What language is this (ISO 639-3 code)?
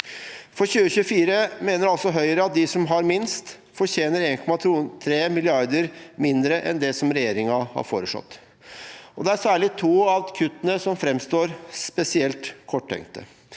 nor